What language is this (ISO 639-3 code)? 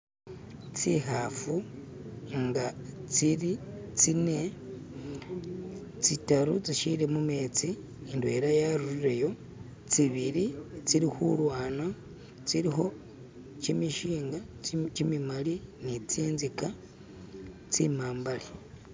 myx